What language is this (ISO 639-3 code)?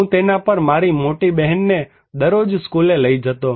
guj